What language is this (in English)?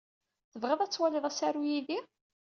Kabyle